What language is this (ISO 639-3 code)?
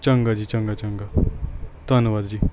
pan